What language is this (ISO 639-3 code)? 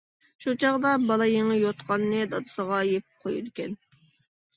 uig